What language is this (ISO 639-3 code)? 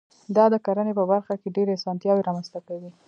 pus